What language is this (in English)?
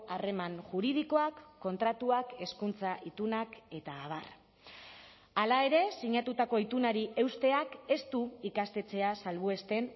Basque